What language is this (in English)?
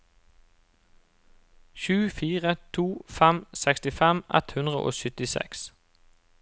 Norwegian